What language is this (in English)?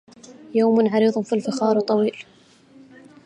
Arabic